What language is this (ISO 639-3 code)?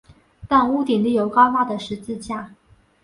zho